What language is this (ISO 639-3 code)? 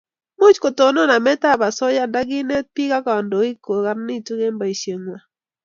kln